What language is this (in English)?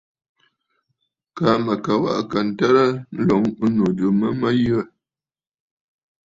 Bafut